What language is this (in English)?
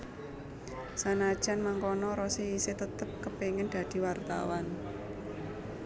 Javanese